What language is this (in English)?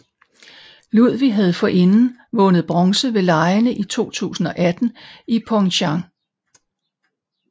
Danish